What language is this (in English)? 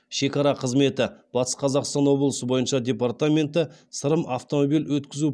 Kazakh